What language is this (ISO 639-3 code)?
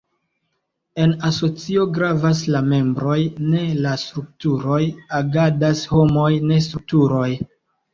epo